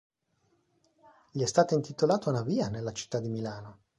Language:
Italian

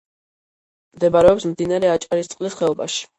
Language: Georgian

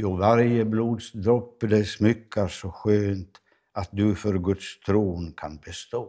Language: Swedish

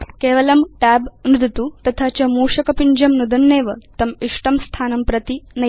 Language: Sanskrit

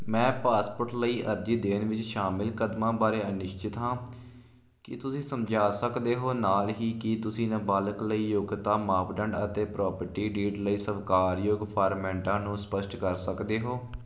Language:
Punjabi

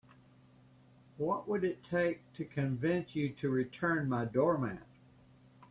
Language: English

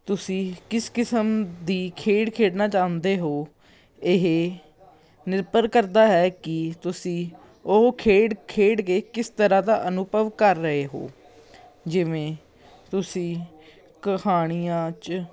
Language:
Punjabi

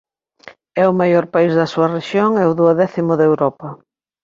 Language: Galician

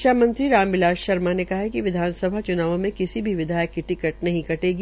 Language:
Hindi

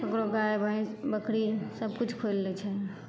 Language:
Maithili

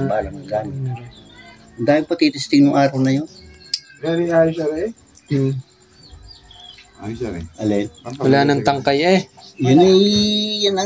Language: Filipino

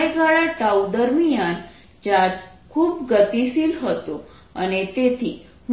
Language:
Gujarati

